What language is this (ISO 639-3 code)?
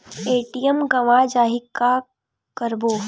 hne